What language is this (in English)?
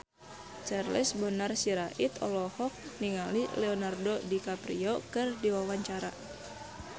Sundanese